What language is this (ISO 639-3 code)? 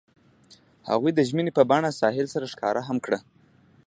pus